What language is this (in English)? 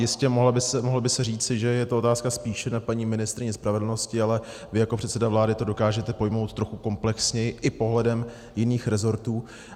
Czech